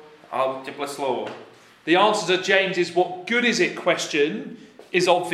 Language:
Slovak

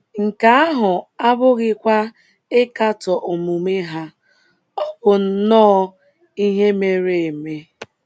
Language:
Igbo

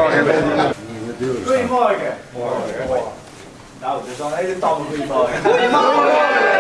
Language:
Dutch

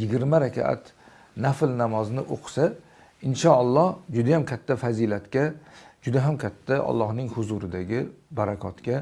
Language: Turkish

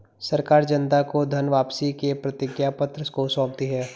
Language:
Hindi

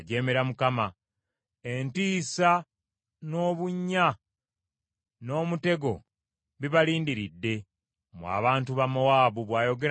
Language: Ganda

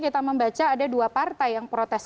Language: Indonesian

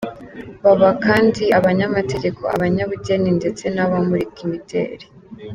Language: Kinyarwanda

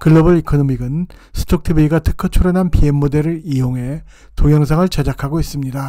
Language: Korean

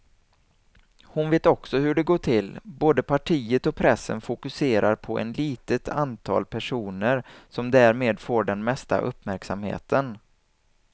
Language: Swedish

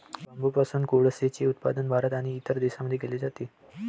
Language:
Marathi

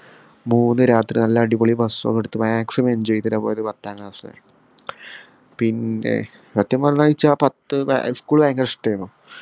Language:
Malayalam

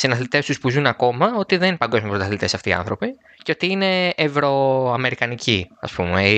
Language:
Greek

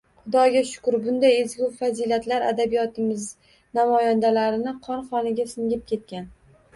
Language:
Uzbek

